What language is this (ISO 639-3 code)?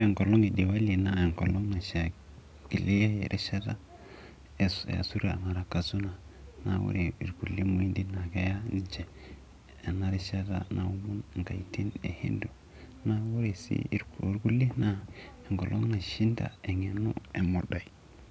mas